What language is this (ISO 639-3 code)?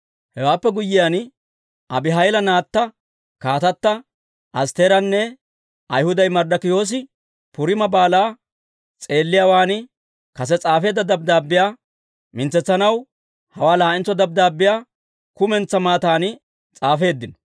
dwr